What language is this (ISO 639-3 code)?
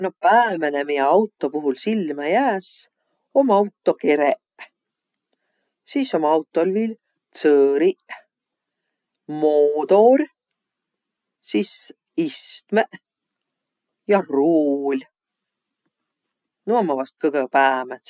vro